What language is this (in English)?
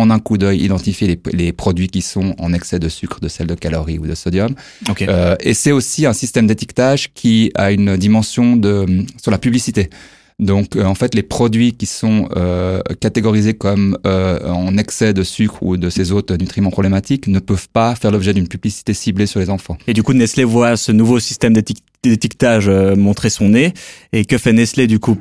French